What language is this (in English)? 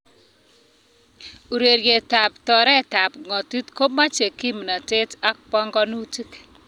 Kalenjin